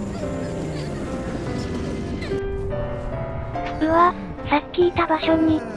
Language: Japanese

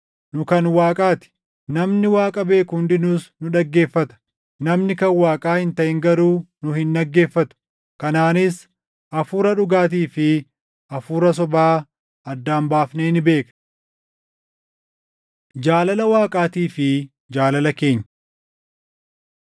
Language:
Oromo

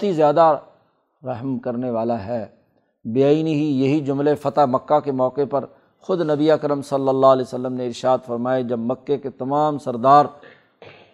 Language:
Urdu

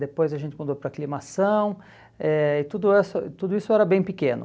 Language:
Portuguese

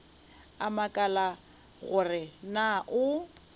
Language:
Northern Sotho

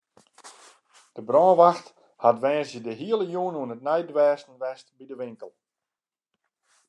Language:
Western Frisian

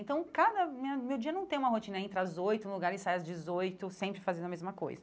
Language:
Portuguese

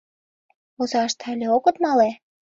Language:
Mari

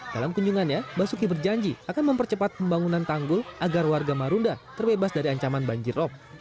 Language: Indonesian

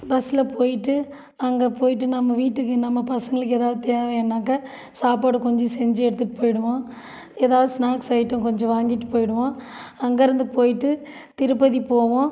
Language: Tamil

